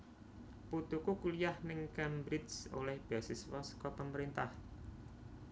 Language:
Javanese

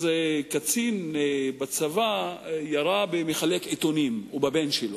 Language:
Hebrew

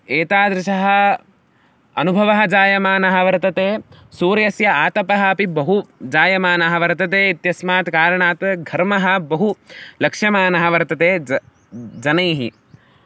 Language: Sanskrit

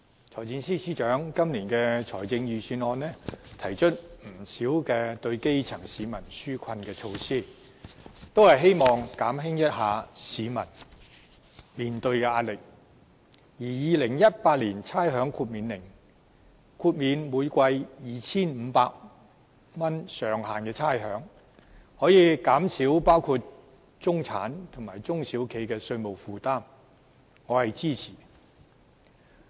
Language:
Cantonese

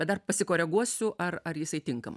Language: Lithuanian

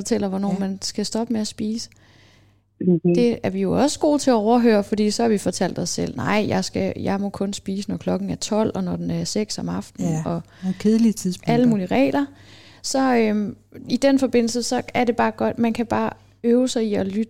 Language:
Danish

